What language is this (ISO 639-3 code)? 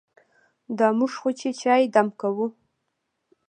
pus